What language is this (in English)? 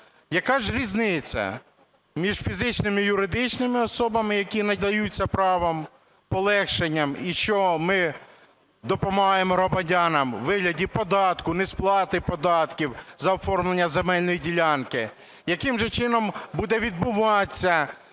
Ukrainian